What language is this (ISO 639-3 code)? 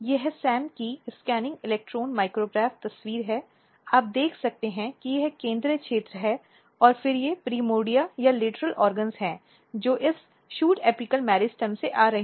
hin